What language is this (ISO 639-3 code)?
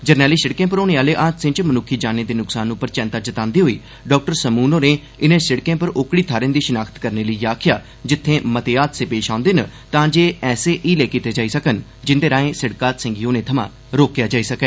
doi